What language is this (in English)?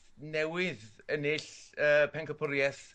Welsh